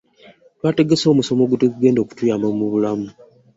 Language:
Ganda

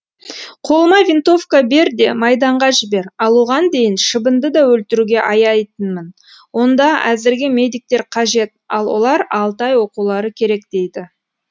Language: Kazakh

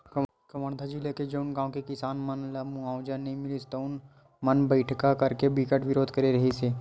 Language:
Chhattisgarhi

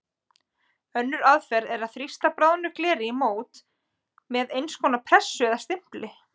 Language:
Icelandic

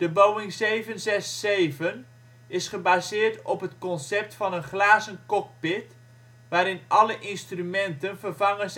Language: Dutch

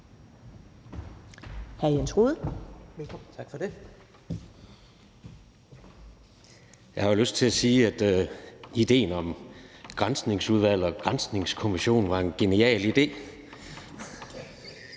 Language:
Danish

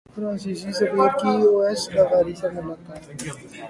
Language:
Urdu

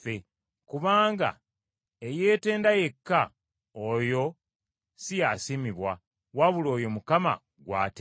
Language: Ganda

